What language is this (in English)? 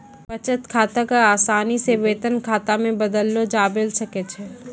Maithili